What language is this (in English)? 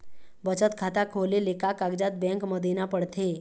Chhattisgarhi